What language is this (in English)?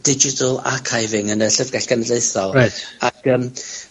Welsh